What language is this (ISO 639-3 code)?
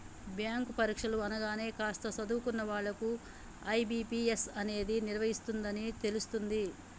tel